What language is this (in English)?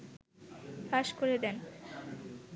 Bangla